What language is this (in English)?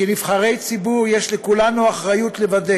Hebrew